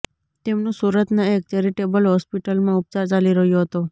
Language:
Gujarati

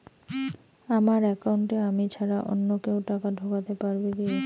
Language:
Bangla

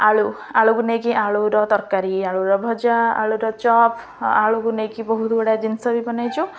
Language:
Odia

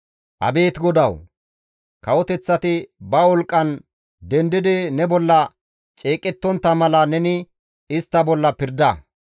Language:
Gamo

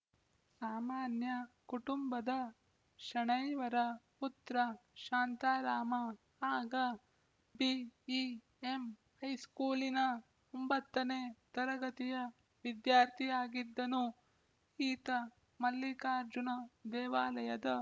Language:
Kannada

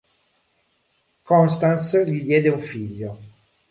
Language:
Italian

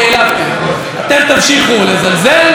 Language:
Hebrew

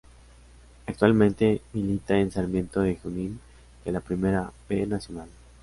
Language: Spanish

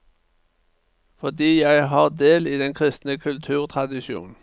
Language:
Norwegian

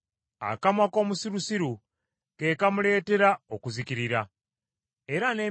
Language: Ganda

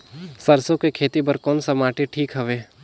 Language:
Chhattisgarhi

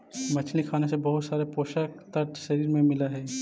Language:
Magahi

